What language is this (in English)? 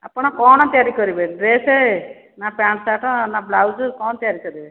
Odia